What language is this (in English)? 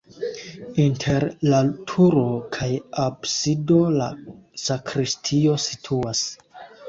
Esperanto